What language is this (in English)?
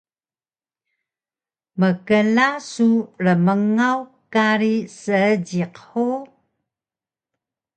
Taroko